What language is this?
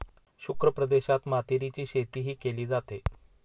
Marathi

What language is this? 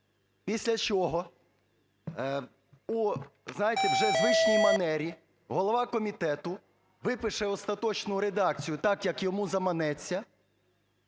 Ukrainian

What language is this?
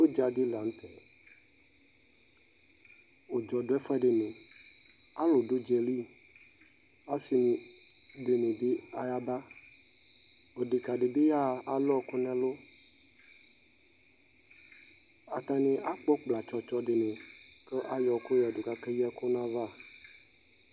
Ikposo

